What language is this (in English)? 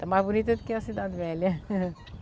Portuguese